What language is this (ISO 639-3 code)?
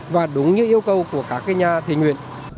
vie